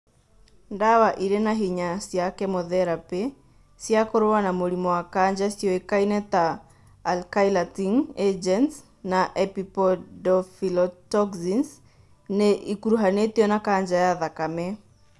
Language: Kikuyu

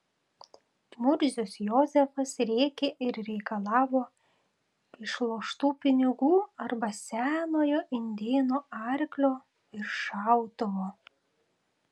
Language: Lithuanian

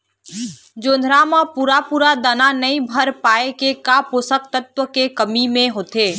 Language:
Chhattisgarhi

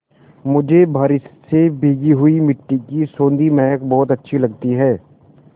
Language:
Hindi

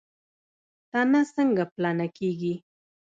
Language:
Pashto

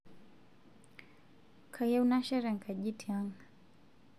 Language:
Masai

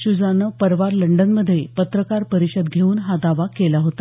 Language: Marathi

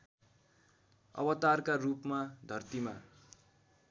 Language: Nepali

